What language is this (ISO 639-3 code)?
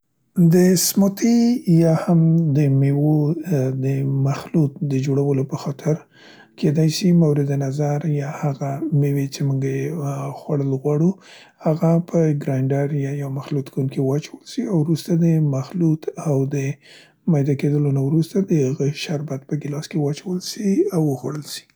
pst